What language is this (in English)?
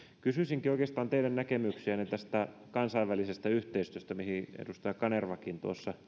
Finnish